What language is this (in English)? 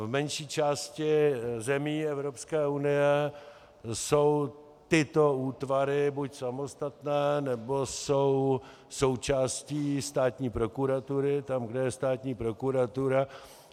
Czech